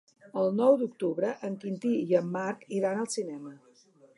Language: Catalan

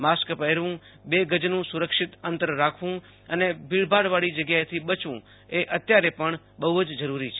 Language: Gujarati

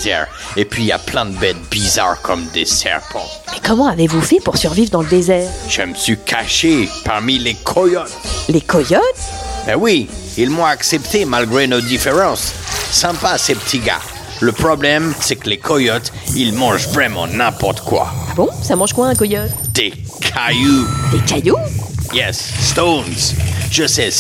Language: French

